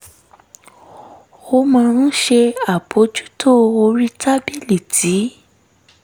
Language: Yoruba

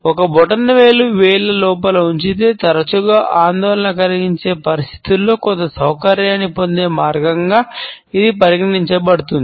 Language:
Telugu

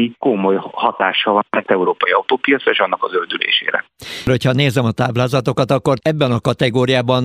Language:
Hungarian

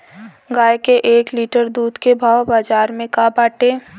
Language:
Bhojpuri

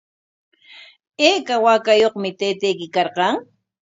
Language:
Corongo Ancash Quechua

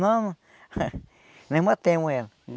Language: Portuguese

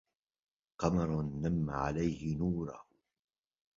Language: Arabic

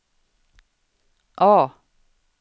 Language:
Swedish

